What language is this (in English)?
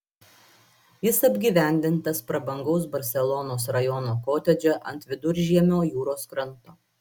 Lithuanian